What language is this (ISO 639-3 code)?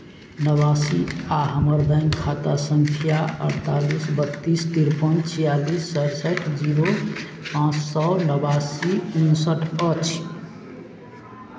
mai